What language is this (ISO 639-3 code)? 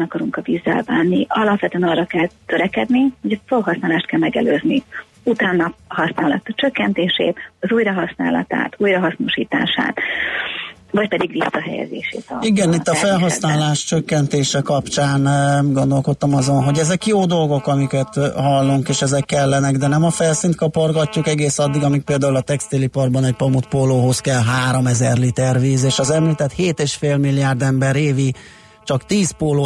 hun